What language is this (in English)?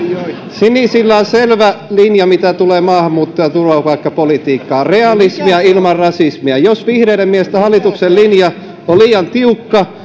Finnish